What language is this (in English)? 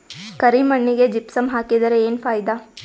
Kannada